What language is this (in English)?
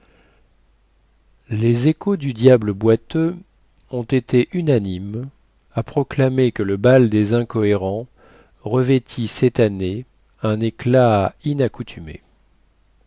French